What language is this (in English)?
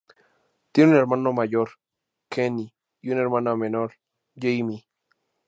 Spanish